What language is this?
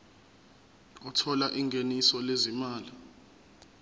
Zulu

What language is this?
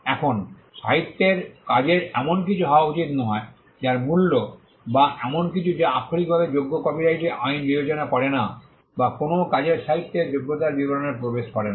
Bangla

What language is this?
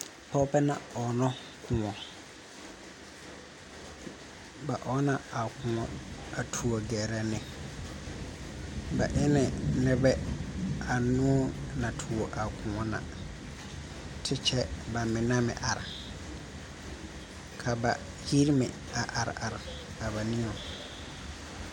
Southern Dagaare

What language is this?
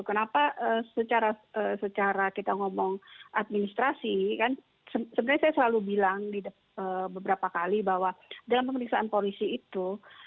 Indonesian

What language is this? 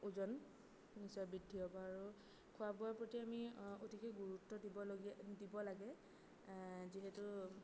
Assamese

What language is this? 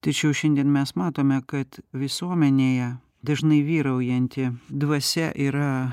Lithuanian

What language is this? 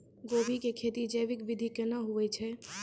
Maithili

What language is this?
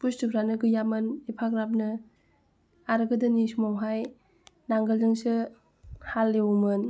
Bodo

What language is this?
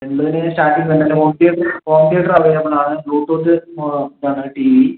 Malayalam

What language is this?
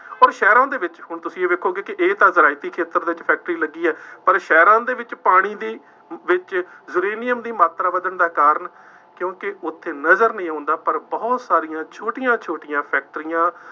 Punjabi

